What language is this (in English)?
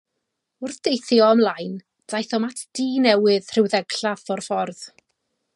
Welsh